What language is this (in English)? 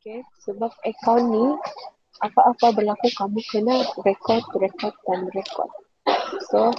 Malay